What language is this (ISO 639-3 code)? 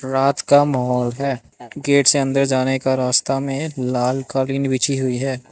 hin